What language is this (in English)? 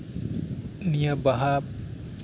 Santali